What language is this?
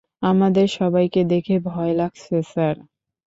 Bangla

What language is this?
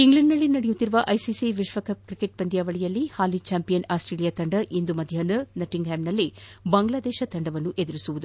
Kannada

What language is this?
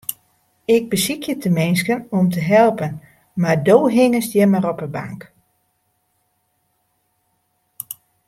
Western Frisian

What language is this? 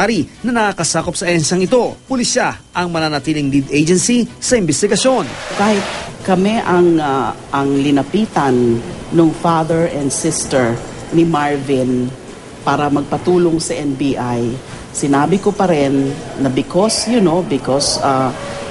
Filipino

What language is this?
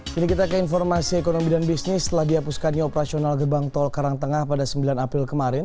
Indonesian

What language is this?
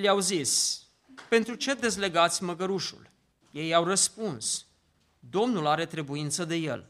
Romanian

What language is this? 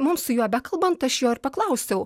Lithuanian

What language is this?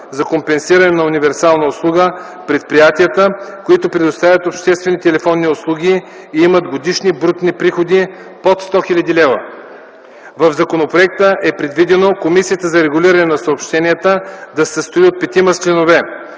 Bulgarian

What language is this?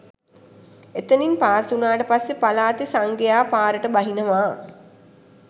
Sinhala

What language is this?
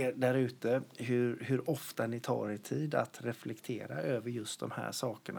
Swedish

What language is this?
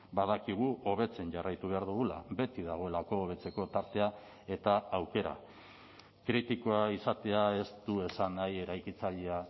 Basque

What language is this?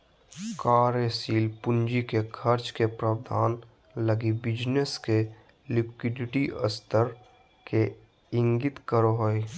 Magahi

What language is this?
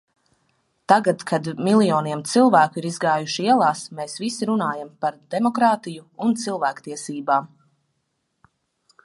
Latvian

